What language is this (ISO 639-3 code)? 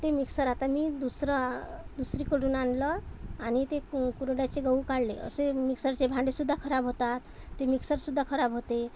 mar